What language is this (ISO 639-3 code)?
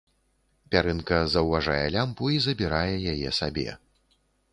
bel